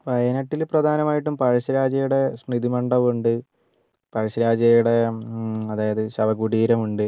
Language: Malayalam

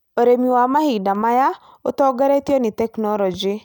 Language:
Kikuyu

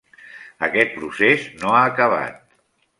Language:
Catalan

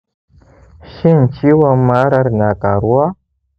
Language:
Hausa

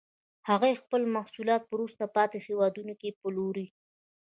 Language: Pashto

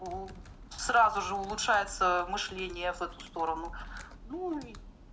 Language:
Russian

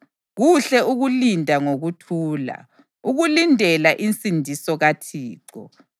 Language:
North Ndebele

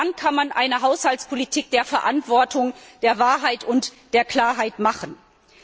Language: German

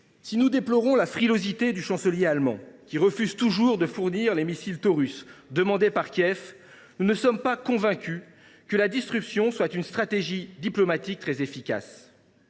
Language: French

